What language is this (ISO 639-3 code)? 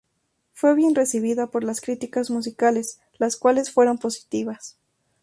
spa